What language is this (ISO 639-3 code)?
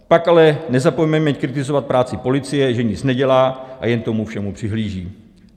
ces